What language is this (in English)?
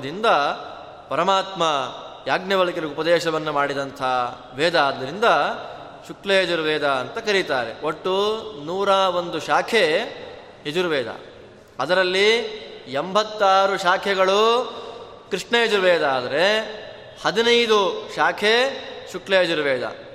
Kannada